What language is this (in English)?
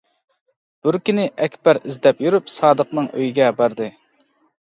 Uyghur